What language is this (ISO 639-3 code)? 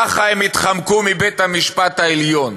heb